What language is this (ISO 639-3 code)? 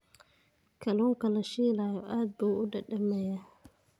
som